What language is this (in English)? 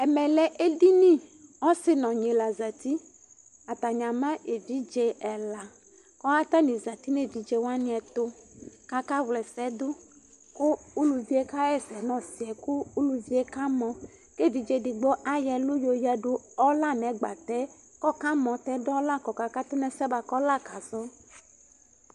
Ikposo